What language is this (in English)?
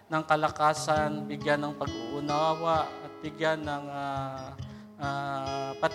Filipino